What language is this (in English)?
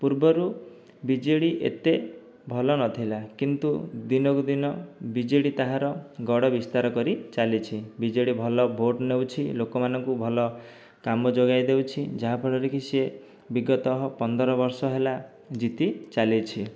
Odia